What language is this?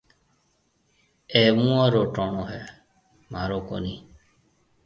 Marwari (Pakistan)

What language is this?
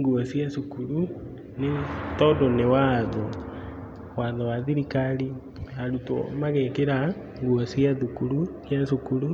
Kikuyu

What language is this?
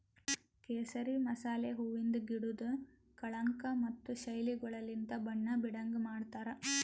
Kannada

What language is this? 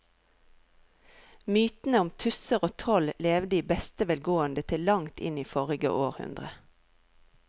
Norwegian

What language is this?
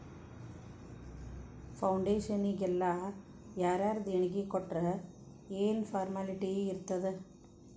Kannada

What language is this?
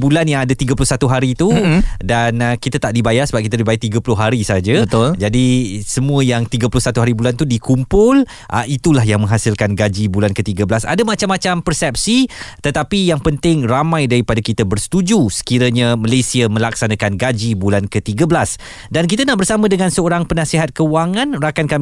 Malay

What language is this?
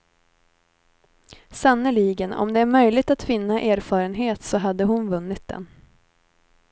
Swedish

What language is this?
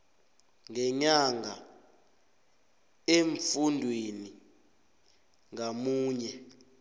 South Ndebele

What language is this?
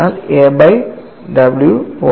Malayalam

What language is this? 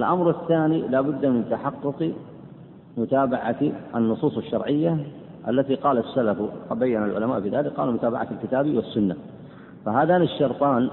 Arabic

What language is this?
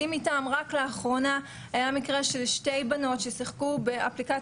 Hebrew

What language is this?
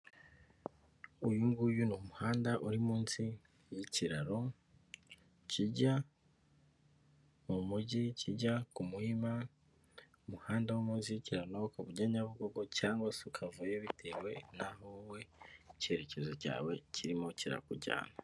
Kinyarwanda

